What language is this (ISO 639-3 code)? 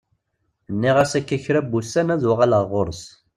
kab